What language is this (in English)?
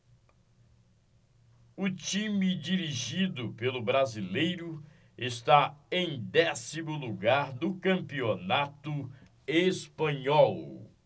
Portuguese